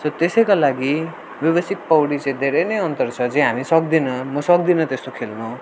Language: Nepali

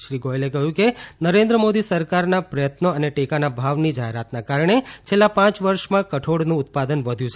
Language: Gujarati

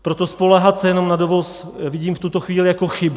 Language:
Czech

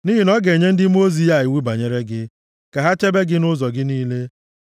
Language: Igbo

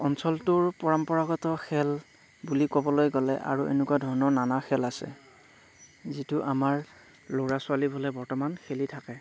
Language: Assamese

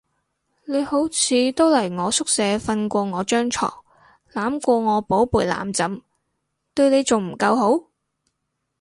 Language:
Cantonese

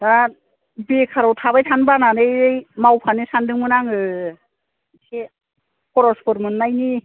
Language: Bodo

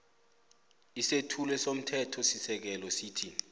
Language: South Ndebele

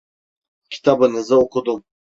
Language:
Turkish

